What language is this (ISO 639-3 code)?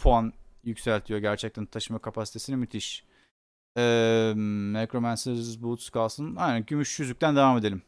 tur